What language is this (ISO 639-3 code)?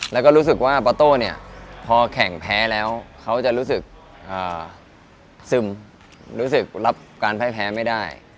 tha